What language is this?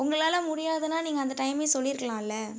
Tamil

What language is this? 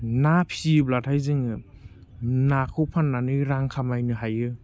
Bodo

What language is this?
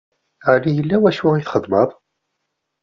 Kabyle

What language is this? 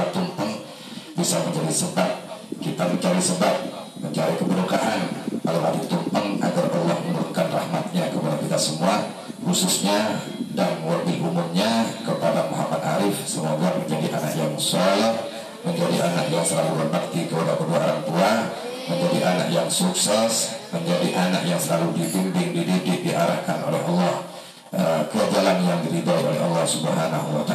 Indonesian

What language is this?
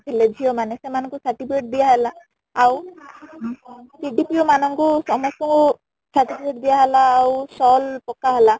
Odia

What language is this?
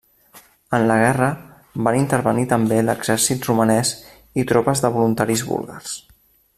Catalan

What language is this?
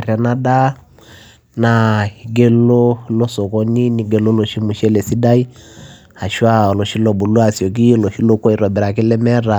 Masai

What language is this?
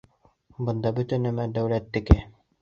Bashkir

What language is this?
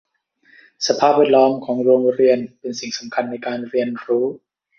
Thai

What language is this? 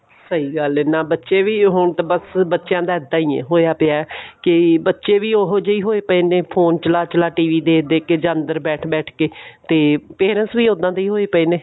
Punjabi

